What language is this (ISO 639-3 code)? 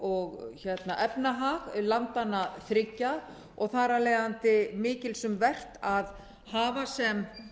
isl